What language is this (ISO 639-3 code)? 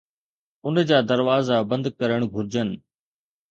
snd